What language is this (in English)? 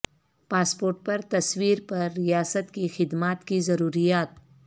Urdu